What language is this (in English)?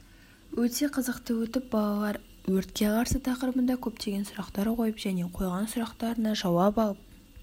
Kazakh